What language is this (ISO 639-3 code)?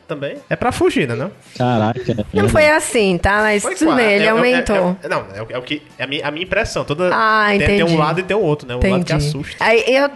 por